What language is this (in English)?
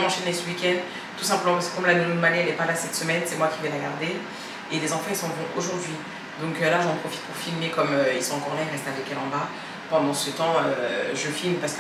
French